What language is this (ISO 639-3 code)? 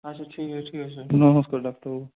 ben